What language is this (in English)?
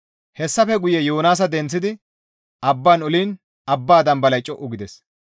Gamo